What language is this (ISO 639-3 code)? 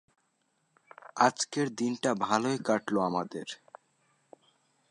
ben